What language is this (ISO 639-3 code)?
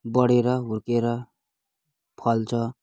nep